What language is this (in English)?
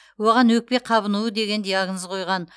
Kazakh